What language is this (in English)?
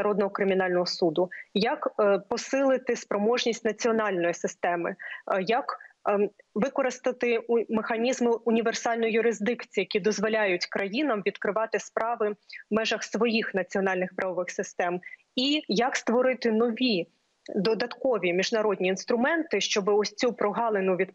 Ukrainian